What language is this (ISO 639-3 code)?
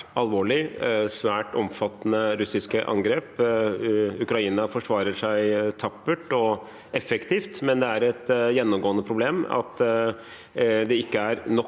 nor